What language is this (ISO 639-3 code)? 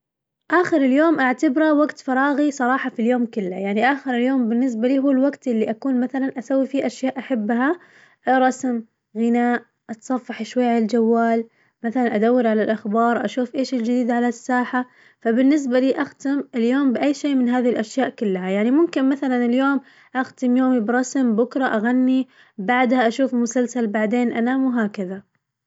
ars